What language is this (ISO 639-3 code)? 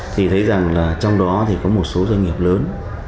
vie